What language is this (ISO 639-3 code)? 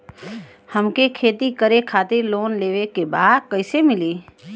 bho